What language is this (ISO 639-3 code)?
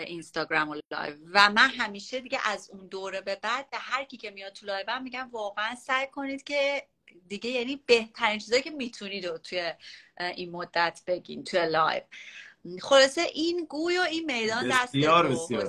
fas